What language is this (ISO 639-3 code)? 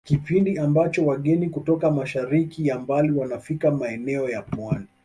swa